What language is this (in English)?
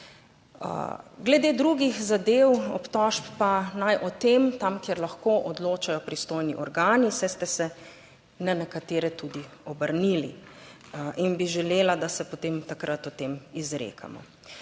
Slovenian